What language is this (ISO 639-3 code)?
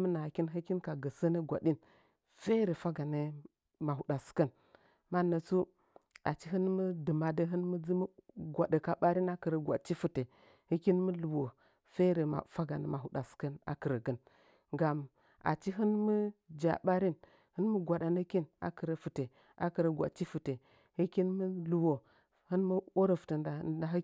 nja